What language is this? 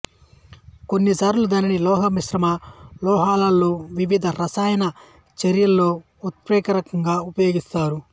Telugu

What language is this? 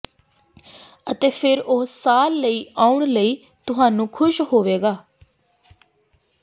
Punjabi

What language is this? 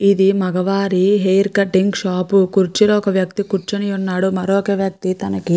Telugu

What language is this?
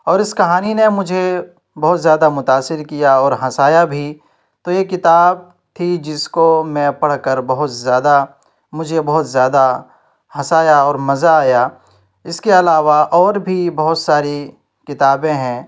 Urdu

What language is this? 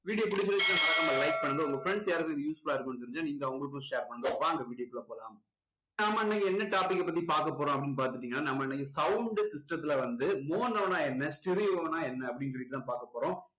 Tamil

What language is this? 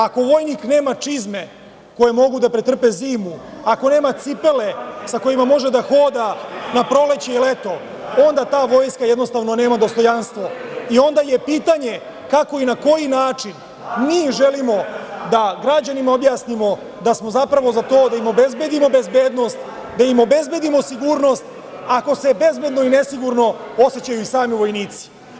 Serbian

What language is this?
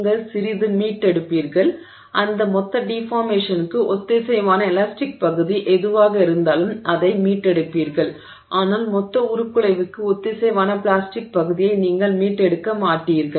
Tamil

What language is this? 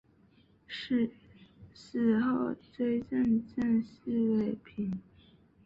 Chinese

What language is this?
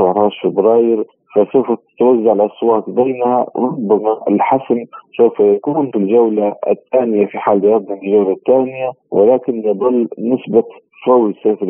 Arabic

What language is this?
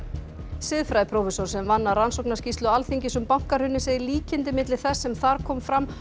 Icelandic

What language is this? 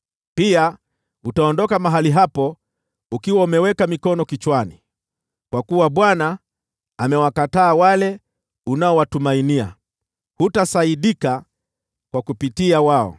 Swahili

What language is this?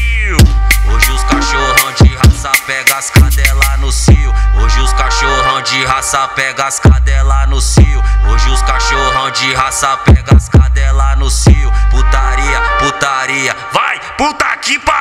Portuguese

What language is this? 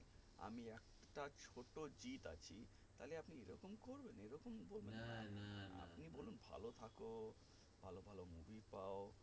Bangla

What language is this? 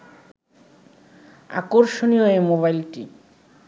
Bangla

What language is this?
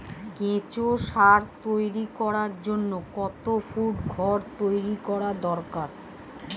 Bangla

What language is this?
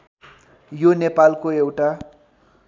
Nepali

